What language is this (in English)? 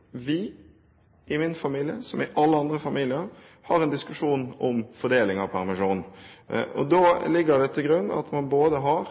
Norwegian Bokmål